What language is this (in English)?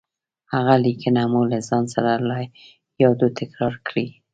Pashto